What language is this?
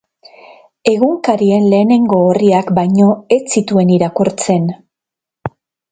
Basque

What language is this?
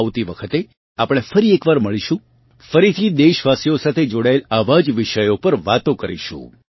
Gujarati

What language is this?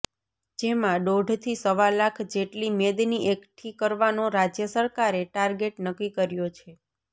Gujarati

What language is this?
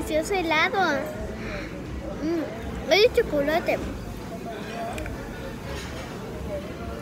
Spanish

